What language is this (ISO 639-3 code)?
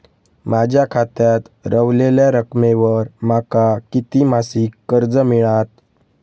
mar